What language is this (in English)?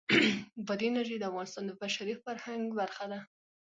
Pashto